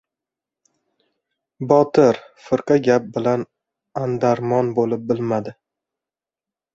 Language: Uzbek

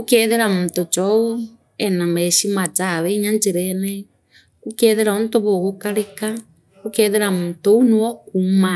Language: Meru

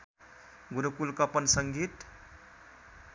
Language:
Nepali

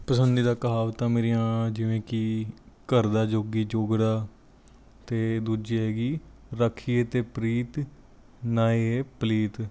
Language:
Punjabi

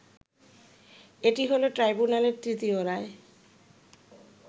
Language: Bangla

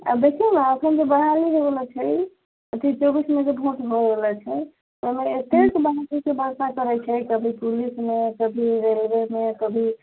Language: Maithili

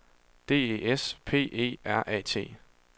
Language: Danish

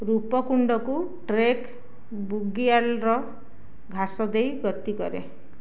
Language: Odia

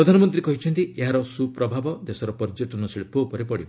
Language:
Odia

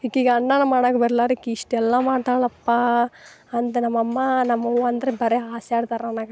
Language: Kannada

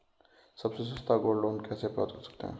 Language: Hindi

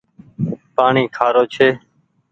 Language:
Goaria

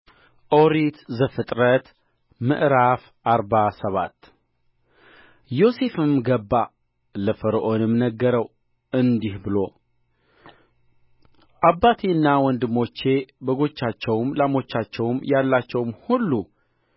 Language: Amharic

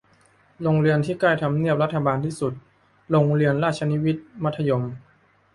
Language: Thai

